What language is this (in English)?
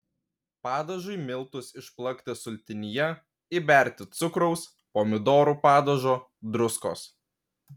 Lithuanian